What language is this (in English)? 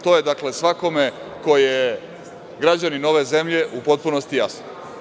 Serbian